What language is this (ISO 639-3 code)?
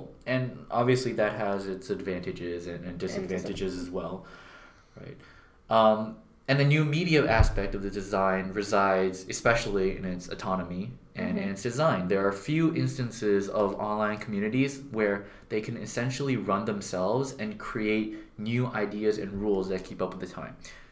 eng